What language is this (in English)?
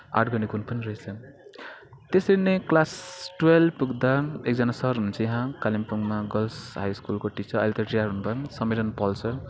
Nepali